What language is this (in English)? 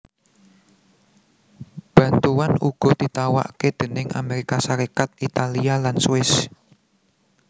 Javanese